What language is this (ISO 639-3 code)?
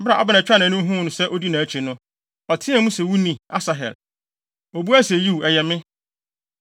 aka